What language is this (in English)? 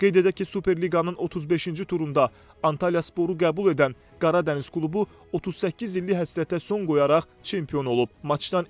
Turkish